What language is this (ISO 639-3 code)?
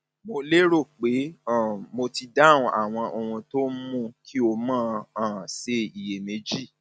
yor